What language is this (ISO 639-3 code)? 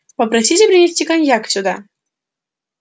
rus